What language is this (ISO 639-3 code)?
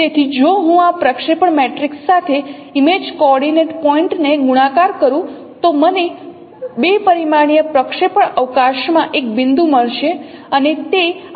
guj